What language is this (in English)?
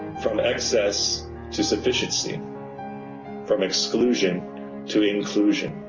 English